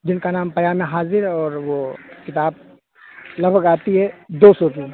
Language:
Urdu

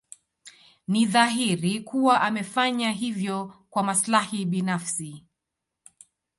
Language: Swahili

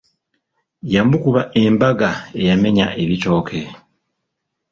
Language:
Ganda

